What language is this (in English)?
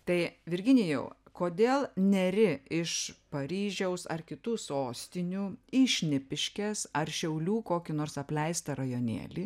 Lithuanian